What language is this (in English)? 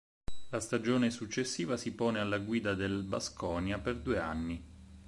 Italian